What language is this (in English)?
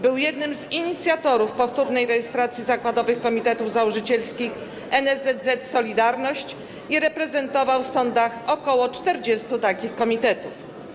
Polish